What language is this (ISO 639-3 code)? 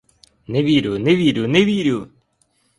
ukr